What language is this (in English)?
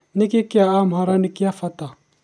Kikuyu